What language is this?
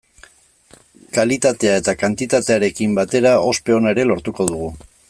Basque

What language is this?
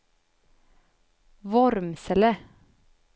Swedish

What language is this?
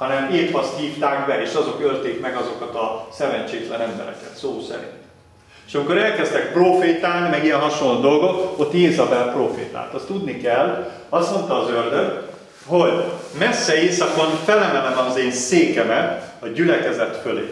Hungarian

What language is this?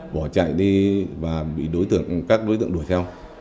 Vietnamese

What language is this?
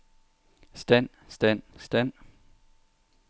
Danish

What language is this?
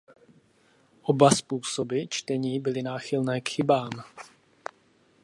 Czech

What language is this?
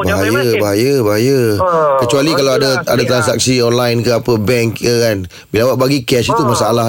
Malay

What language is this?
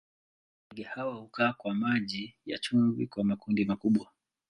Swahili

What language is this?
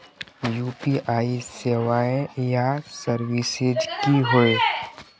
Magahi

